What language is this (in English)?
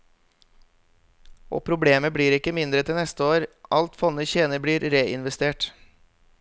Norwegian